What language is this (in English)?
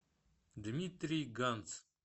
Russian